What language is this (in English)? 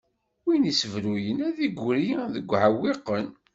Kabyle